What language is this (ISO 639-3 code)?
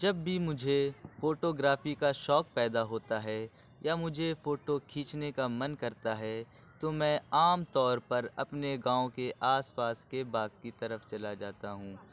urd